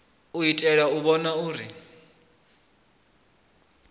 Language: Venda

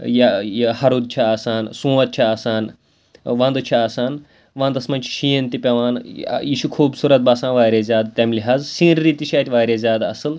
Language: Kashmiri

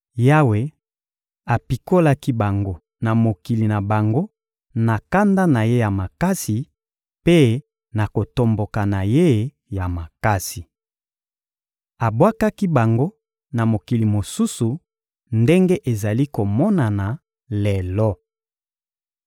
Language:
Lingala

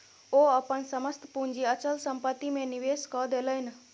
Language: Maithili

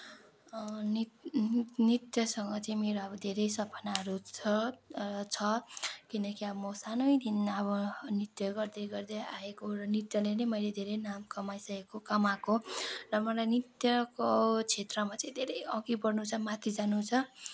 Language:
Nepali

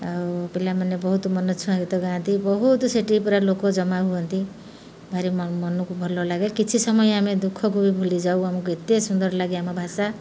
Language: Odia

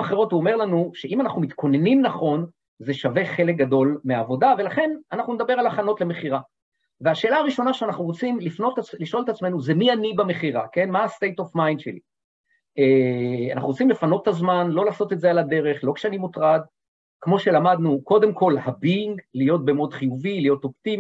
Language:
Hebrew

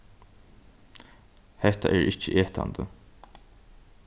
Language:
Faroese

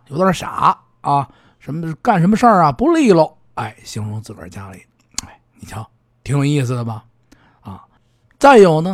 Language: Chinese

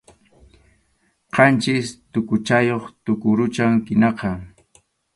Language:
Arequipa-La Unión Quechua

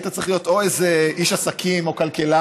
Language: Hebrew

